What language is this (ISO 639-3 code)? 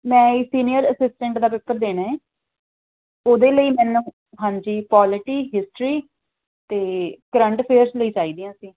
pan